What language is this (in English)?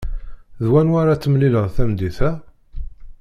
Kabyle